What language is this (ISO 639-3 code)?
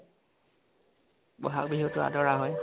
asm